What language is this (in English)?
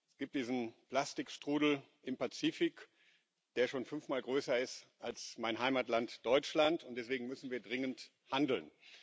German